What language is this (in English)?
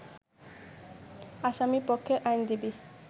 Bangla